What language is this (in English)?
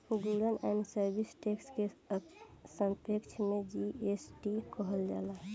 Bhojpuri